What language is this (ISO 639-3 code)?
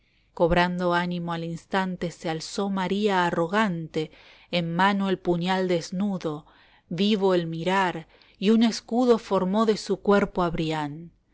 spa